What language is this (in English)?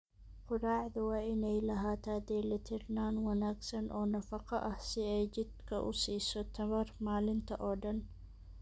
Somali